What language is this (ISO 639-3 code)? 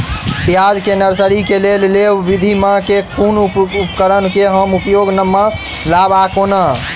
mai